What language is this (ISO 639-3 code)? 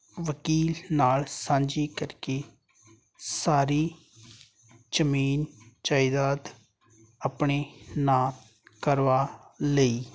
pan